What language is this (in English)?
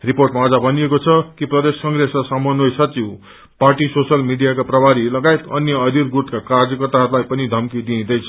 Nepali